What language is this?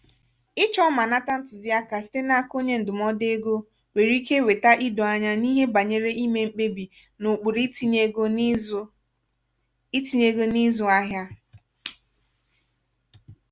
Igbo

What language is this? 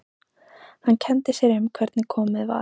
Icelandic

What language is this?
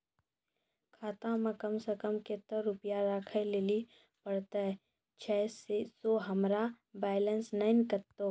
Maithili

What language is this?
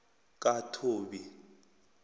South Ndebele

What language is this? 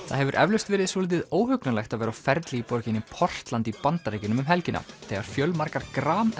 Icelandic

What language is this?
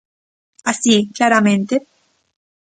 Galician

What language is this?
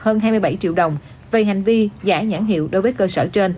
Vietnamese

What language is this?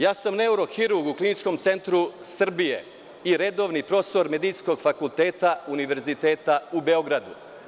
Serbian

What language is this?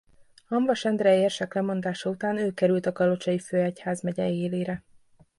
Hungarian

